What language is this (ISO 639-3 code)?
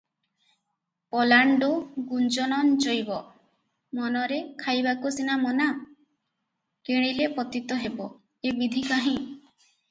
ori